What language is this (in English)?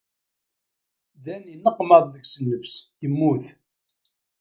Kabyle